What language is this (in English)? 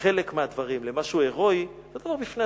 Hebrew